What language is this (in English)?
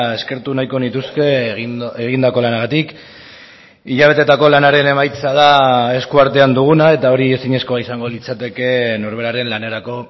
Basque